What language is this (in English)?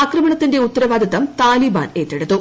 Malayalam